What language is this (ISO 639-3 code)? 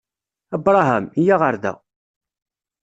kab